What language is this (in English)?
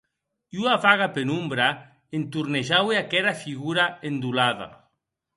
Occitan